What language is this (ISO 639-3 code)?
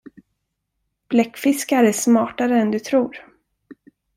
swe